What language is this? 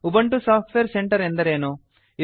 Kannada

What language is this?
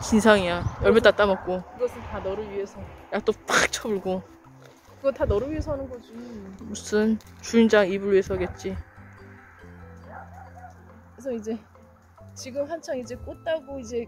Korean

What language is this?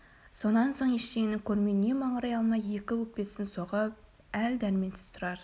Kazakh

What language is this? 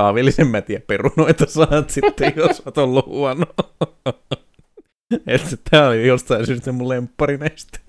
Finnish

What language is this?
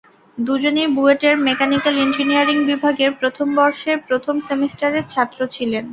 Bangla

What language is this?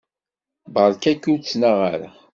Kabyle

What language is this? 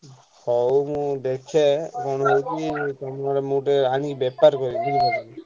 Odia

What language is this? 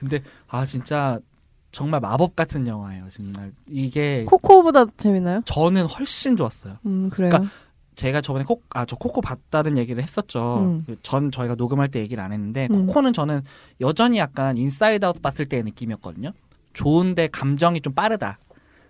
Korean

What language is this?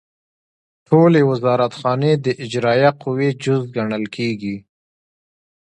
Pashto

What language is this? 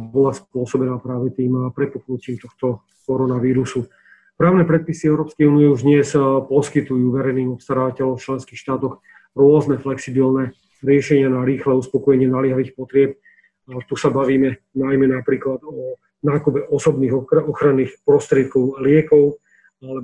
Slovak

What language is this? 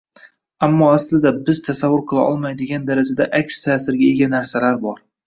Uzbek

